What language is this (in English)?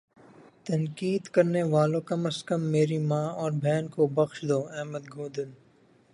Urdu